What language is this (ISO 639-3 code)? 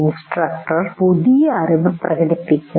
mal